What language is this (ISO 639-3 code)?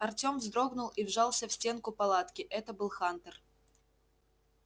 rus